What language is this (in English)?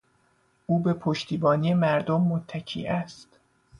Persian